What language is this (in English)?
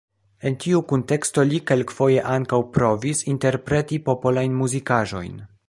Esperanto